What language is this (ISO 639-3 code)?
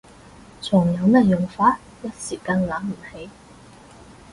yue